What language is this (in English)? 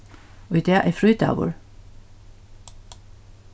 Faroese